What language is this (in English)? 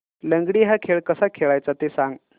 Marathi